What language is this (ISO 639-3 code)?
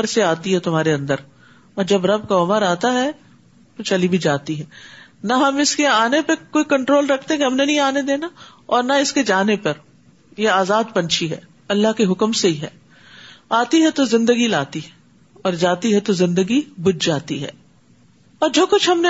urd